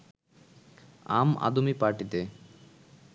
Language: Bangla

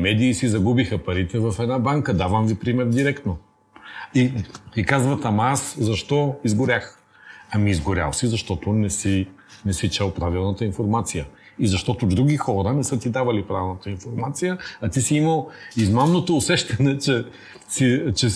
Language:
Bulgarian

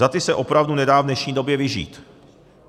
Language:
Czech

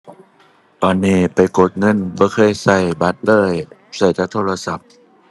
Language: Thai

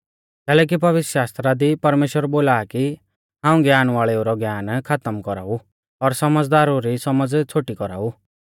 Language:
Mahasu Pahari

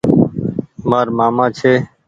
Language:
Goaria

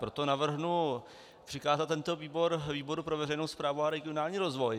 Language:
Czech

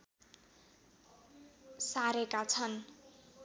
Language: Nepali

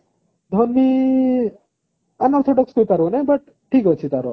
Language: Odia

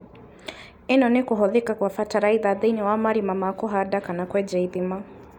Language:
Kikuyu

